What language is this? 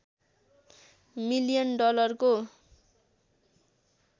Nepali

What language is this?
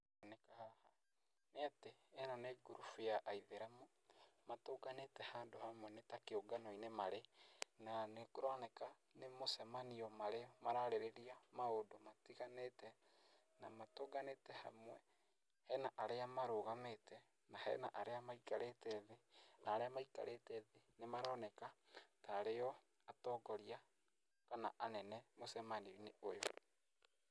Kikuyu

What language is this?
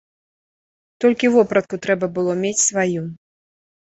Belarusian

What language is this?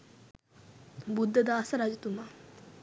Sinhala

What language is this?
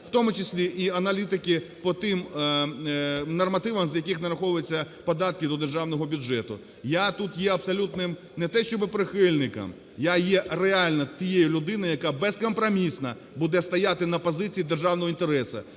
Ukrainian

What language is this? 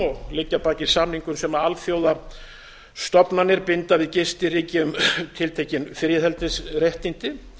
Icelandic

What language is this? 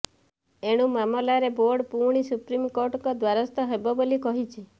Odia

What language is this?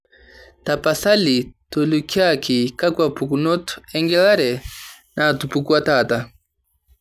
Masai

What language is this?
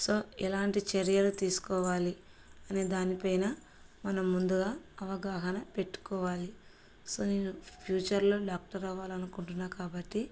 Telugu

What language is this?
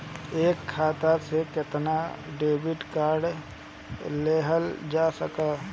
Bhojpuri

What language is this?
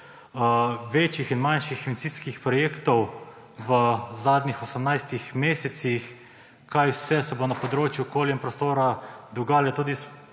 Slovenian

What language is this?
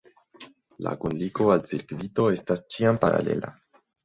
Esperanto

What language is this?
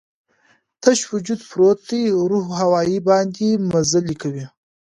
Pashto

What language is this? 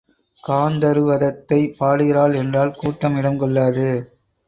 Tamil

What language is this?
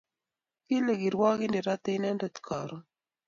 Kalenjin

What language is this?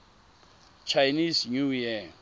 Tswana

